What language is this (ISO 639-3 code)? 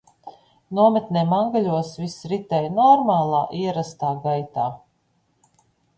lav